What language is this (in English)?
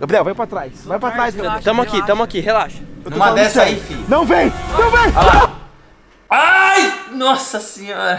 Portuguese